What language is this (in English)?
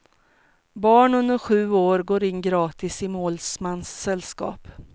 Swedish